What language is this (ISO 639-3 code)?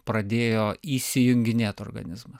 lit